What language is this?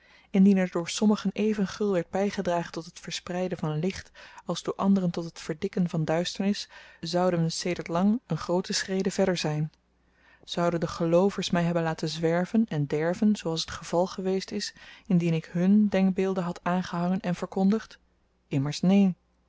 Dutch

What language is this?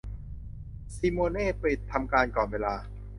Thai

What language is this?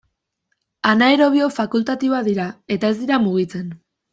Basque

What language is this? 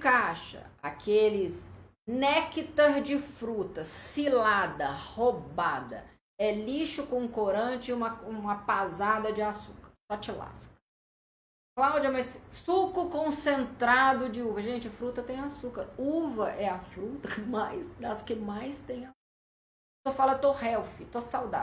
Portuguese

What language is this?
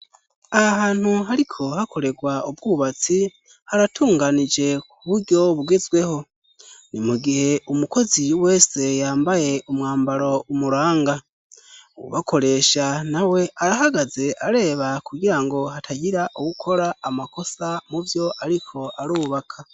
Rundi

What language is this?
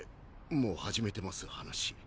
Japanese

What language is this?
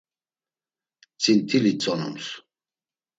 Laz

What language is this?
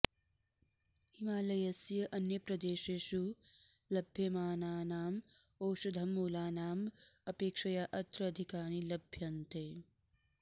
Sanskrit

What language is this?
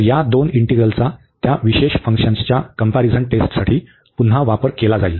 Marathi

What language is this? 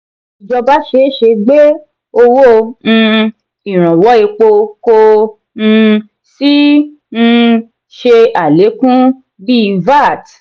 Yoruba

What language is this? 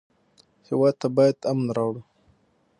Pashto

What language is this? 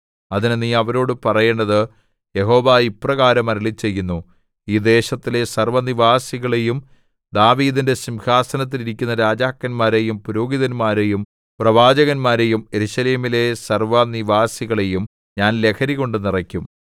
Malayalam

